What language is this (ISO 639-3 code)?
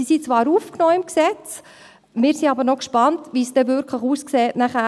gsw